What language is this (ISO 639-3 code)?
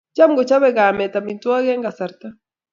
kln